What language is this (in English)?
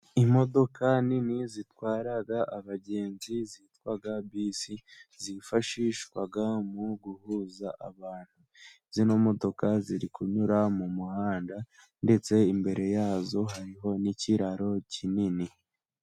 Kinyarwanda